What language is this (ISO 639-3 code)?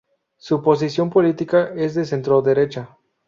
spa